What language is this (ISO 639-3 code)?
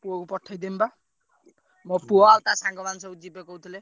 ori